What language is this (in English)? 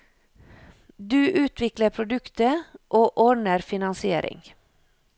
Norwegian